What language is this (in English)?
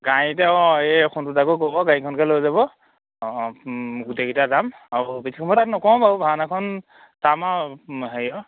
Assamese